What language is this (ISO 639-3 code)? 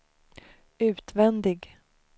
swe